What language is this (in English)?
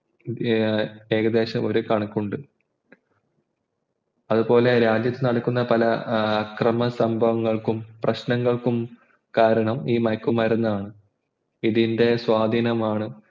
Malayalam